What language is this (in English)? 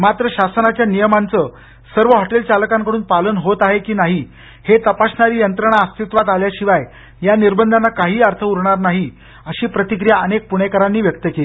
Marathi